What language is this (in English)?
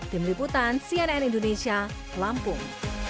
Indonesian